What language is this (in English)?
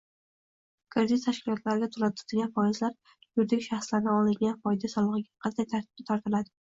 Uzbek